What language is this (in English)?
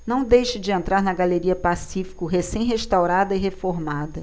Portuguese